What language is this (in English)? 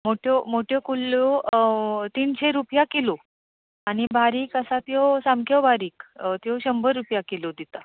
Konkani